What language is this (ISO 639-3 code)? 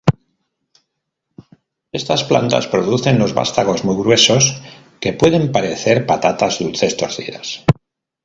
spa